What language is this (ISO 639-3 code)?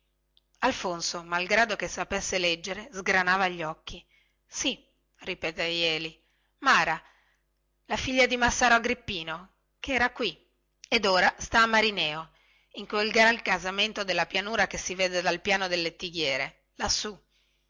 ita